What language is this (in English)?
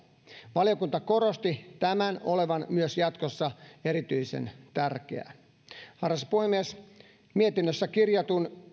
Finnish